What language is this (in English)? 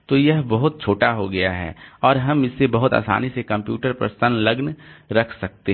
Hindi